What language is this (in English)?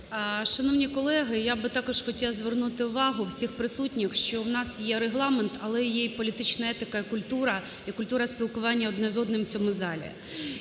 Ukrainian